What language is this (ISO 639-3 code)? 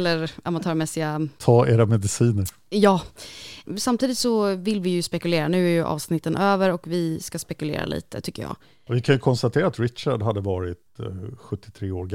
swe